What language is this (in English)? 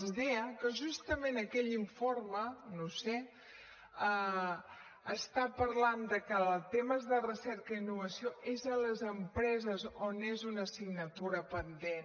Catalan